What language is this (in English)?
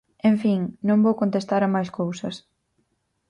Galician